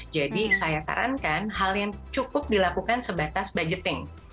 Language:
Indonesian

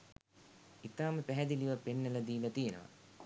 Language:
Sinhala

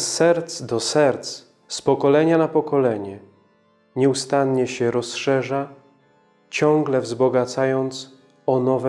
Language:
Polish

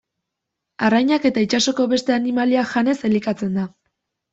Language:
Basque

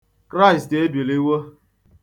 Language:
Igbo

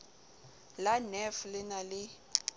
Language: Southern Sotho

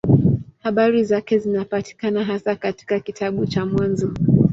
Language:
Swahili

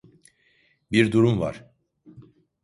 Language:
Turkish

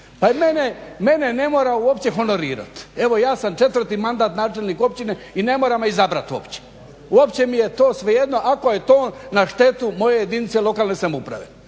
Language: Croatian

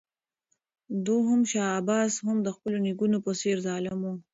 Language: Pashto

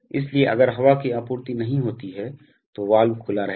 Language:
Hindi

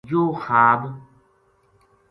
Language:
Gujari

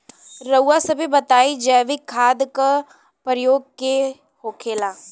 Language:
Bhojpuri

